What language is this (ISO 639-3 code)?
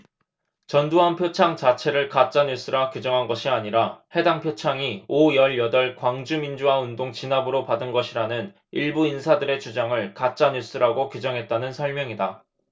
kor